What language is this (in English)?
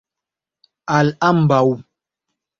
Esperanto